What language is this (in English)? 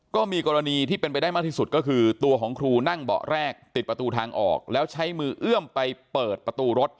Thai